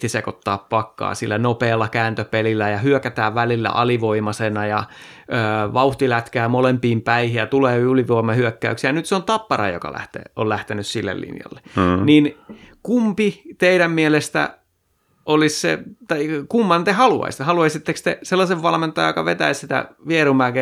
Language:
Finnish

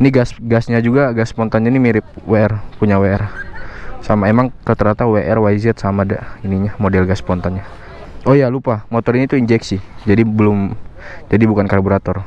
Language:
Indonesian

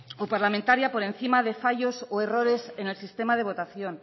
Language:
Spanish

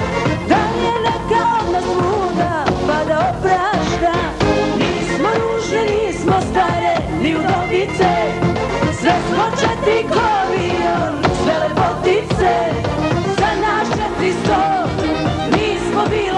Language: Arabic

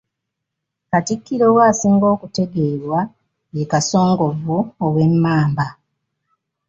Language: Ganda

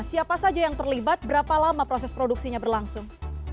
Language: Indonesian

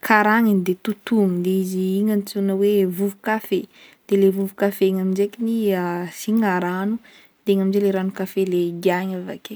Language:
Northern Betsimisaraka Malagasy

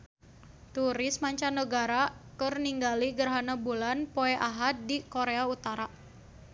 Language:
Sundanese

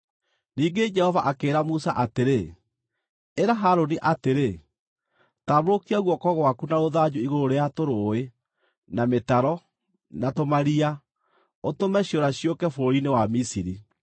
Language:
Kikuyu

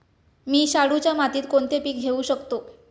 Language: Marathi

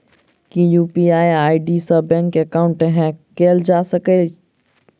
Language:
Maithili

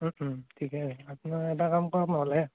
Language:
Assamese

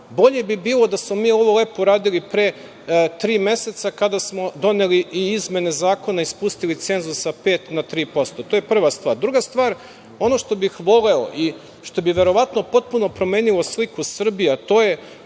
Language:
Serbian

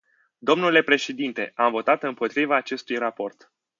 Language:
Romanian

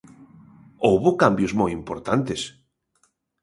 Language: Galician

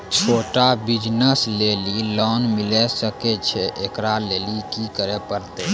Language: Maithili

